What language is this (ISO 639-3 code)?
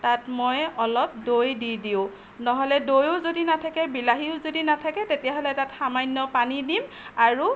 asm